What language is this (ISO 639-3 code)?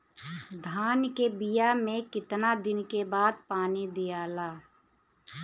bho